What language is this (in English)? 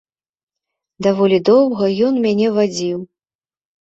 Belarusian